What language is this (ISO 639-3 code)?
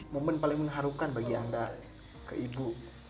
ind